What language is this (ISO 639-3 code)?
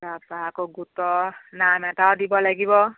asm